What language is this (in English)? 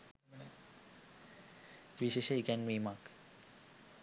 Sinhala